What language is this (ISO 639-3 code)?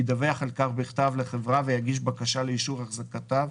heb